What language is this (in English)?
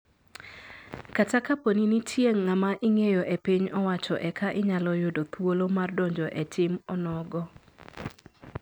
Luo (Kenya and Tanzania)